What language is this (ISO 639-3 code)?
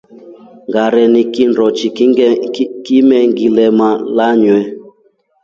rof